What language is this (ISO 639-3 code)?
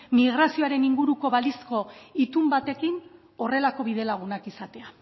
eus